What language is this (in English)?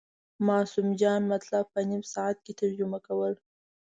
Pashto